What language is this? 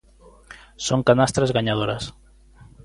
Galician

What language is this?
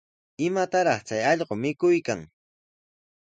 Sihuas Ancash Quechua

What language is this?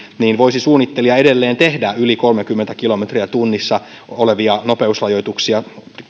Finnish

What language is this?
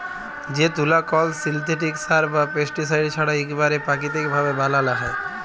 Bangla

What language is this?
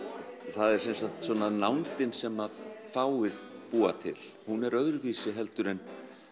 Icelandic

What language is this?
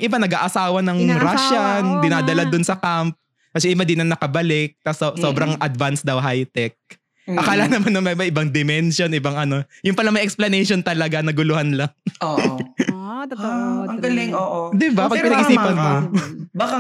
Filipino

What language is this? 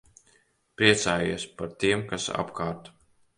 Latvian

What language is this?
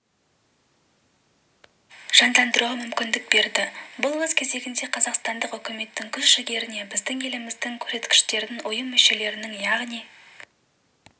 Kazakh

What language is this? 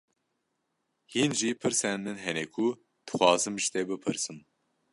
Kurdish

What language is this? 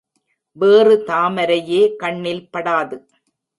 Tamil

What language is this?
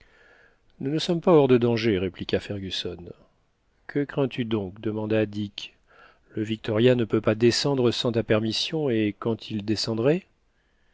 French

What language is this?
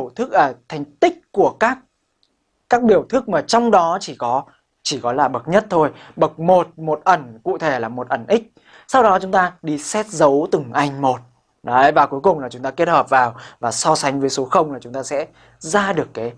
Vietnamese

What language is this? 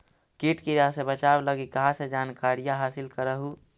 Magahi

